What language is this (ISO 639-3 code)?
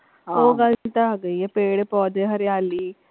pan